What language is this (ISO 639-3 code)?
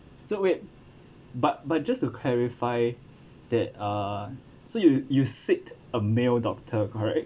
eng